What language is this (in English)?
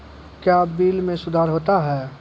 Maithili